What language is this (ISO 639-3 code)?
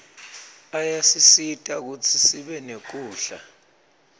ssw